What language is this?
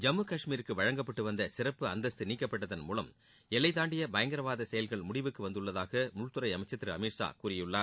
Tamil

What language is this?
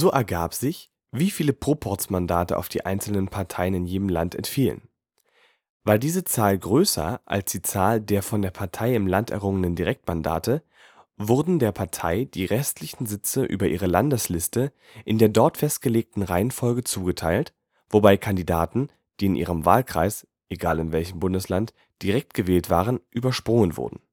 German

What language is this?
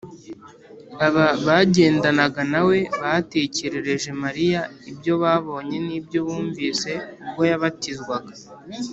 Kinyarwanda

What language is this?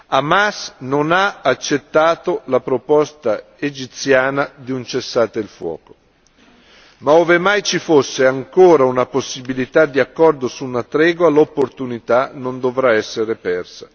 Italian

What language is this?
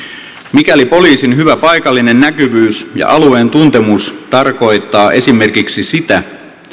Finnish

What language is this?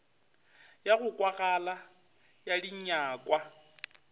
Northern Sotho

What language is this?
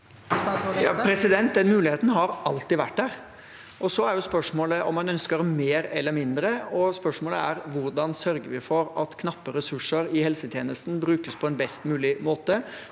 Norwegian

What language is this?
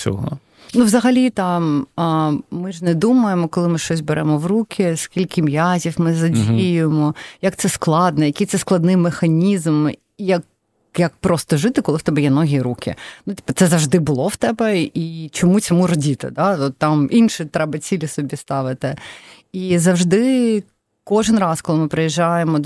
Ukrainian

